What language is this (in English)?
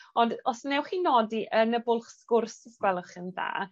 Welsh